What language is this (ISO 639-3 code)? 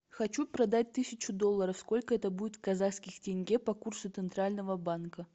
rus